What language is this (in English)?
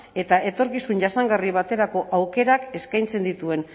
Basque